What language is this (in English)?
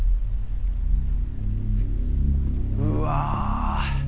Japanese